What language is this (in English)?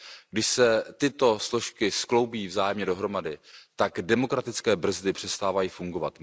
Czech